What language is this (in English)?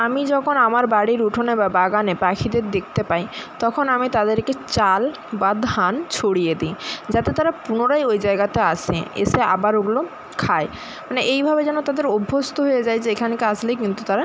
Bangla